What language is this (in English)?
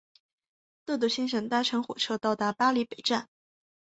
Chinese